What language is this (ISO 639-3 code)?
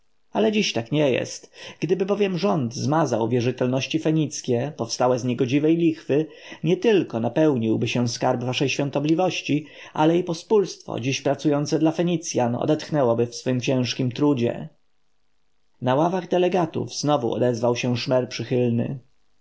pol